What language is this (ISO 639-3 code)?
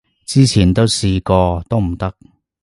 yue